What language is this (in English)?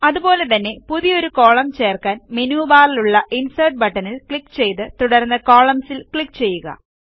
Malayalam